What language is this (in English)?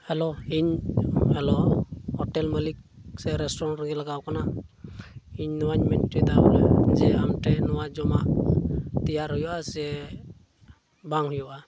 Santali